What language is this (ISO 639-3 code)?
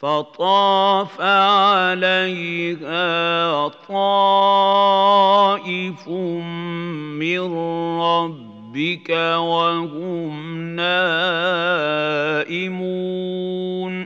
ara